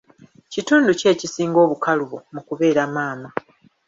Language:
Ganda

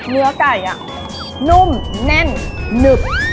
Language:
Thai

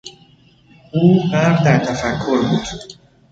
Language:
Persian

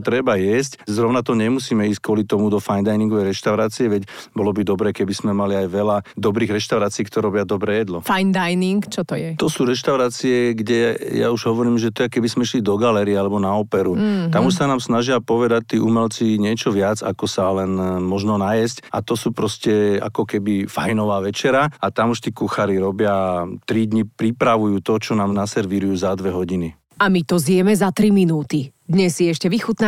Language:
Slovak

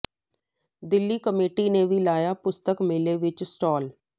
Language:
Punjabi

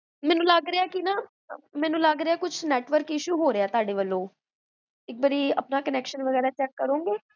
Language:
Punjabi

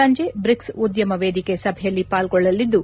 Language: Kannada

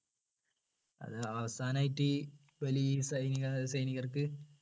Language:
Malayalam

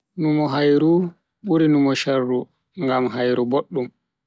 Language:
Bagirmi Fulfulde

